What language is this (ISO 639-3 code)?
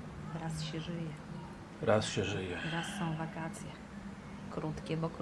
pol